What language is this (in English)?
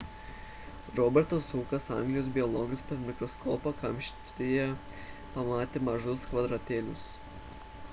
Lithuanian